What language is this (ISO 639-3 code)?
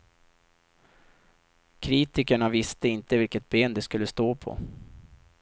swe